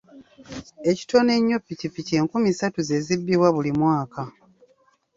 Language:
Ganda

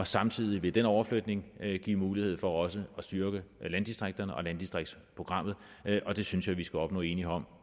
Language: Danish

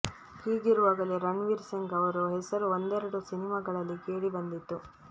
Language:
Kannada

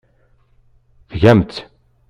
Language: Kabyle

